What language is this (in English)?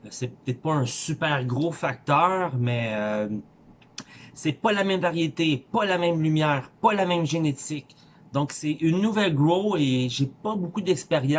French